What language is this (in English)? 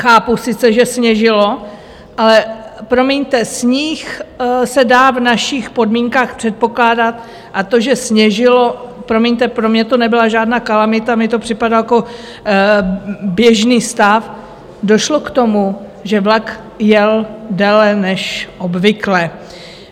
Czech